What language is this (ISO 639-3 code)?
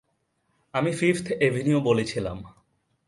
ben